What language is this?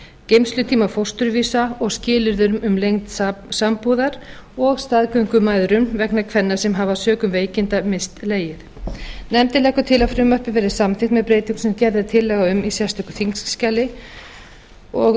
Icelandic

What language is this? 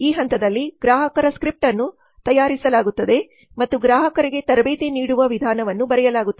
Kannada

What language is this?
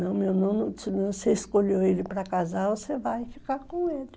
Portuguese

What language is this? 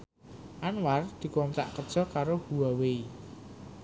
Javanese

